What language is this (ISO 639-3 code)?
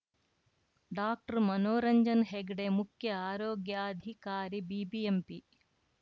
kan